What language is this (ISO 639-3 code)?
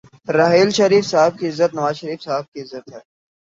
urd